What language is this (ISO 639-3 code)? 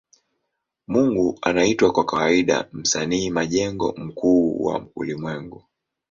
swa